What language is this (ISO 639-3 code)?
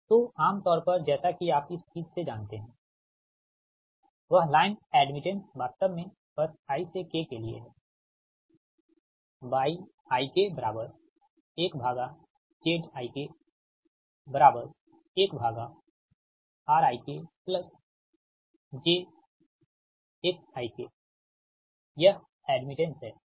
hin